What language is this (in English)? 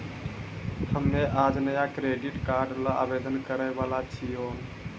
Maithili